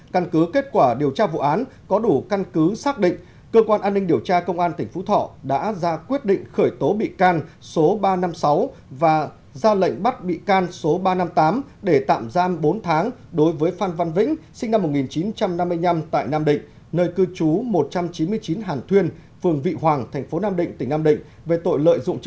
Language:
Vietnamese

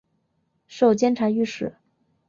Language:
Chinese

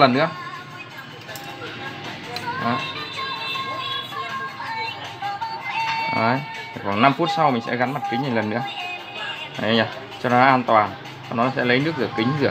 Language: Vietnamese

